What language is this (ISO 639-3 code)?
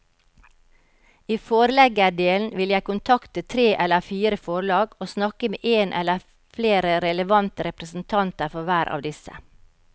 nor